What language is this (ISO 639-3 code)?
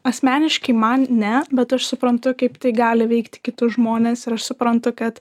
lit